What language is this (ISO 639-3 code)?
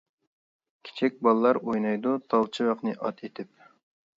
uig